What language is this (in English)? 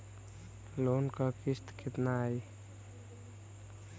Bhojpuri